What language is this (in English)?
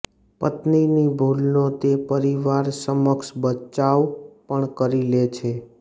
Gujarati